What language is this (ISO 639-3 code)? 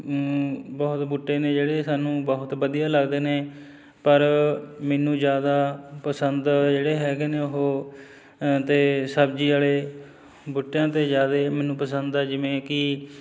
pan